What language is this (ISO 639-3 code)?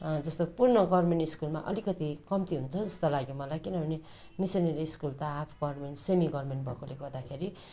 nep